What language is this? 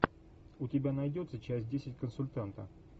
Russian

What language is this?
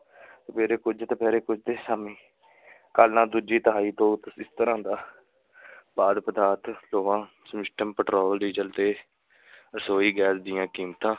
Punjabi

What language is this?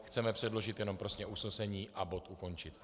Czech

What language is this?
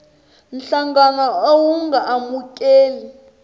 Tsonga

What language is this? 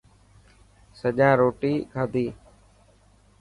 Dhatki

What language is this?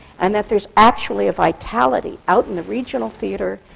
English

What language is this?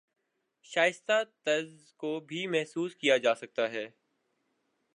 Urdu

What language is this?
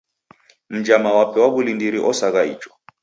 Taita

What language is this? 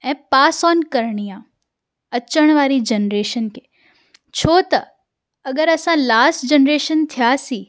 Sindhi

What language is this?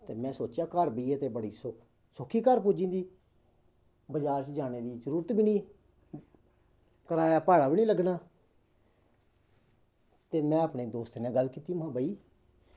Dogri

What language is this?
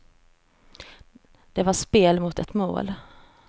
Swedish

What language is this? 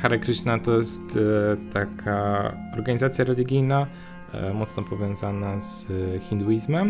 Polish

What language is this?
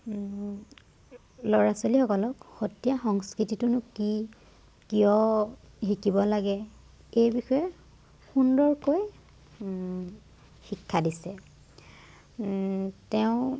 Assamese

